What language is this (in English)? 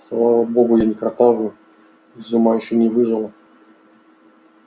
Russian